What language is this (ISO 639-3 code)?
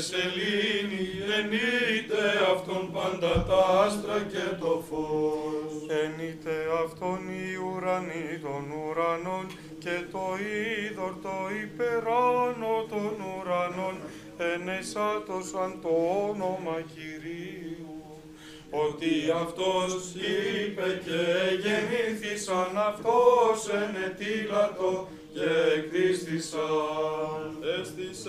ell